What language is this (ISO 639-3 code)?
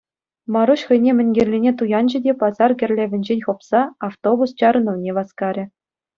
chv